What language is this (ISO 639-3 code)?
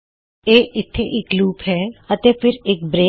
pan